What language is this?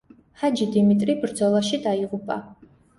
Georgian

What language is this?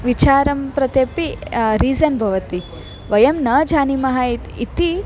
Sanskrit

